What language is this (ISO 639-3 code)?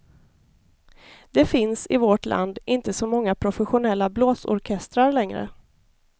swe